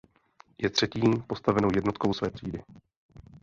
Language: Czech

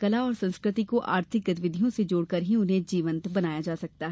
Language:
Hindi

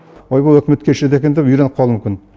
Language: Kazakh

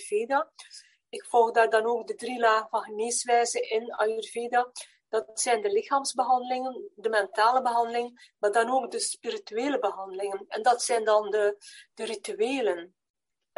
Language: Dutch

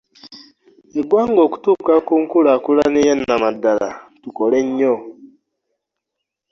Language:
Ganda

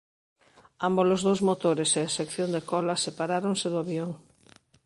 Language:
Galician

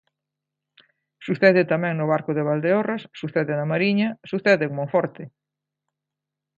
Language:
Galician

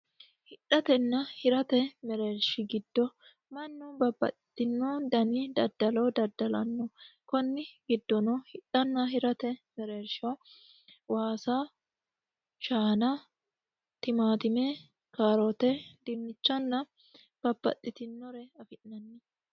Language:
Sidamo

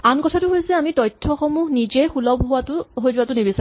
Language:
Assamese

